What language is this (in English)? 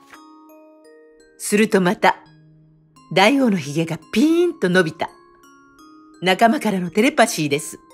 Japanese